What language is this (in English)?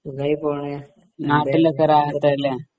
Malayalam